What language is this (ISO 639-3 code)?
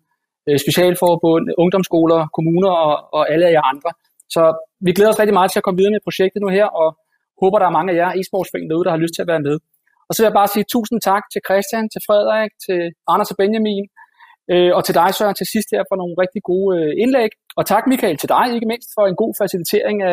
dan